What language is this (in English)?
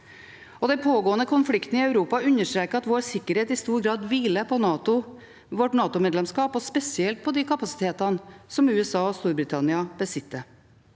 Norwegian